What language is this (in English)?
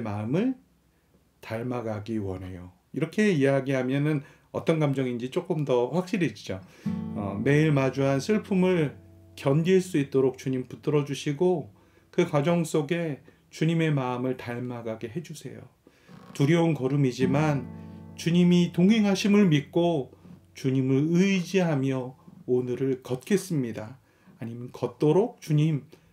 Korean